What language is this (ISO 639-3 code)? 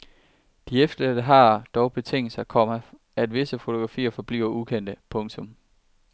dan